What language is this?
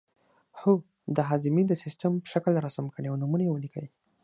Pashto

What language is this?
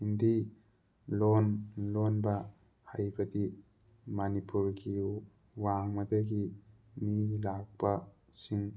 Manipuri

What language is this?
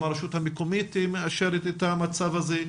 Hebrew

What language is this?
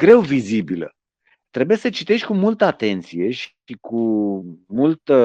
Romanian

